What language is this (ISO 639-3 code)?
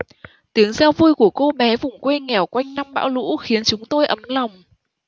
vie